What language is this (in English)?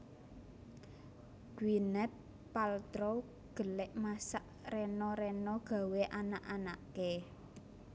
Javanese